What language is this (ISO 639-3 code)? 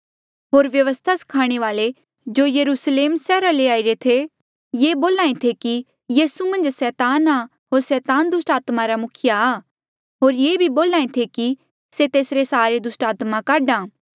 mjl